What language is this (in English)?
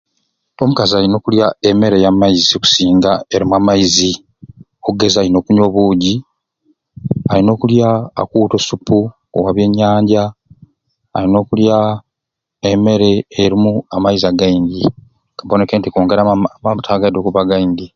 Ruuli